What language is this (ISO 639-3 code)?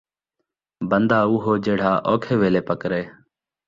skr